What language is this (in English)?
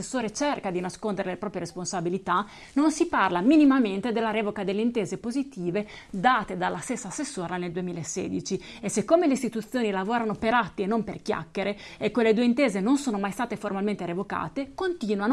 Italian